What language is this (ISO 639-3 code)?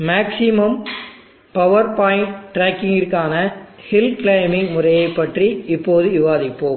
tam